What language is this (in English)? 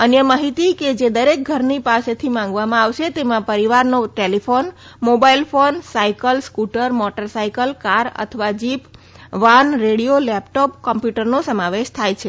Gujarati